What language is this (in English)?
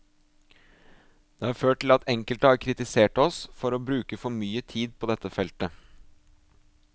Norwegian